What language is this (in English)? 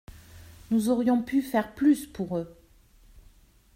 French